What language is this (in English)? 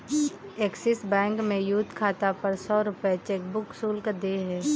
Hindi